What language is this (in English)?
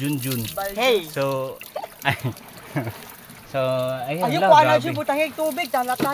Filipino